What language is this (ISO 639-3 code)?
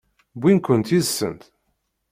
kab